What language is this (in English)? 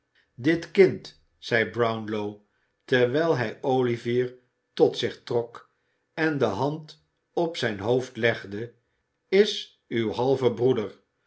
Dutch